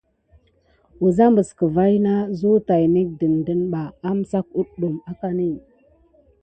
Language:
Gidar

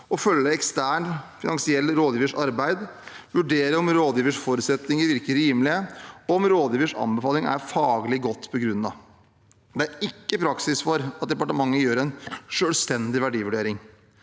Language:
Norwegian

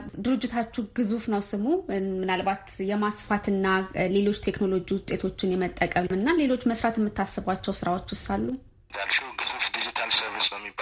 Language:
Amharic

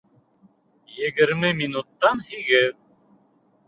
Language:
Bashkir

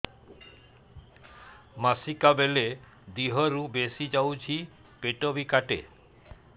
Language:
Odia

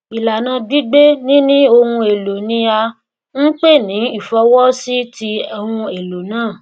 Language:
Yoruba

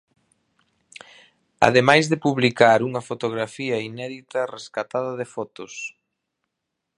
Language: Galician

